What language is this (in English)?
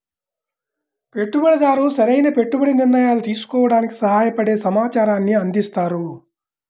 Telugu